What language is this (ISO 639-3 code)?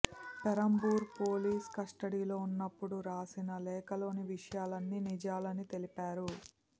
tel